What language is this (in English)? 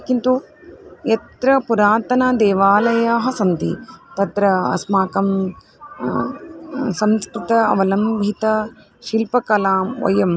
Sanskrit